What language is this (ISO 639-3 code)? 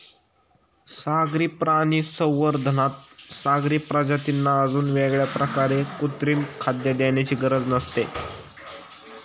mar